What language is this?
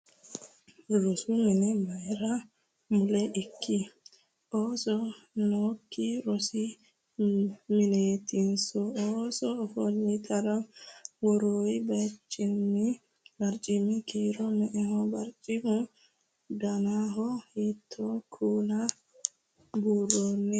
Sidamo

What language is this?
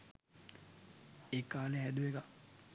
Sinhala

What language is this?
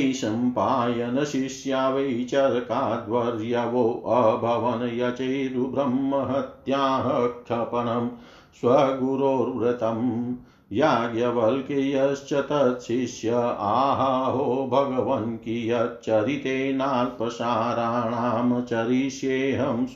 Hindi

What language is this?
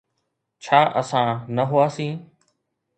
Sindhi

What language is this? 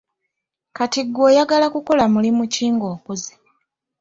Ganda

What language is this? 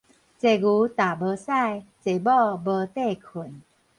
Min Nan Chinese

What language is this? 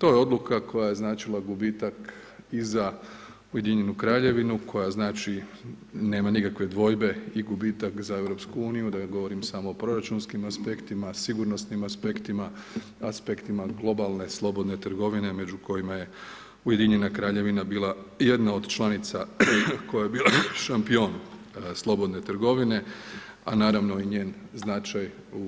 Croatian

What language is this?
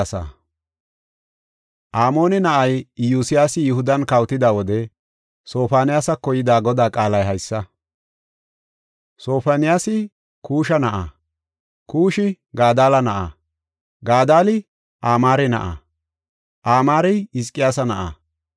Gofa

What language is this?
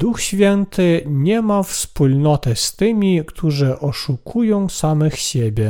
Polish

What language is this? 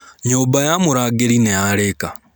Kikuyu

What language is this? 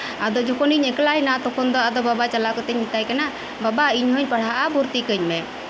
Santali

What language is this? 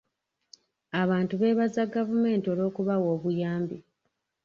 Ganda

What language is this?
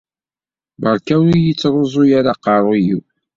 Kabyle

